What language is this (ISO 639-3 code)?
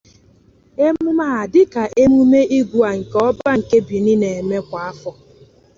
ibo